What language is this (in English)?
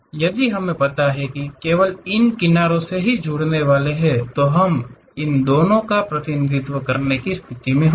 Hindi